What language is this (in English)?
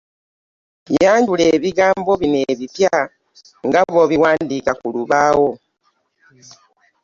Ganda